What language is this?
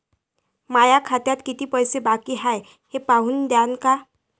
Marathi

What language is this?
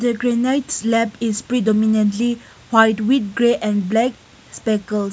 English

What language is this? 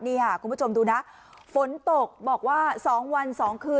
Thai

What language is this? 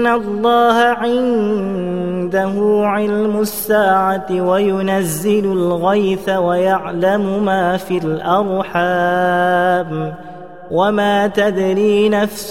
Arabic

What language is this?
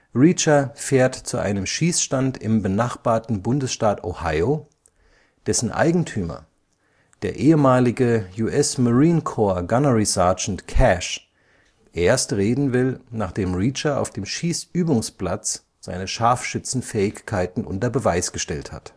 German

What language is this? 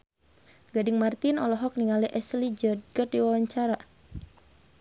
Sundanese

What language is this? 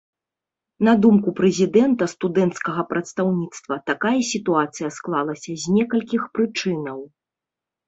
Belarusian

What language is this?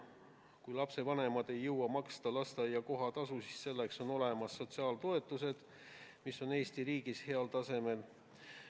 Estonian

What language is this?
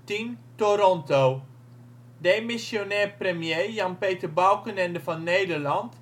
Dutch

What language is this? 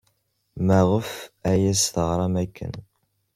Kabyle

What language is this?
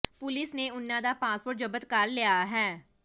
Punjabi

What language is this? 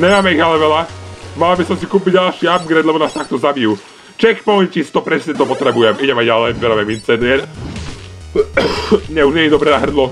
Czech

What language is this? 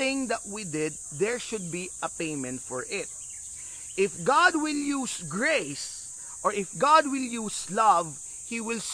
Filipino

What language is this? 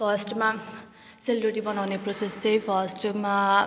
Nepali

